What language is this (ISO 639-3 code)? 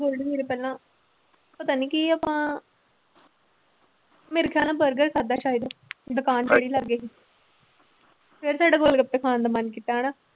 pan